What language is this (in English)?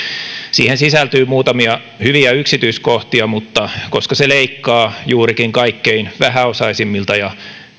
Finnish